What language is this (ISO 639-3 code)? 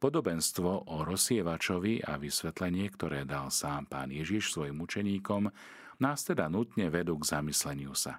slk